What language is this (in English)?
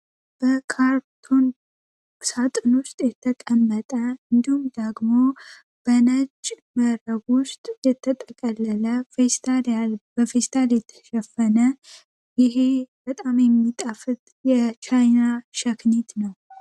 Amharic